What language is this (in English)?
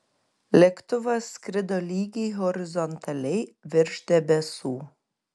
Lithuanian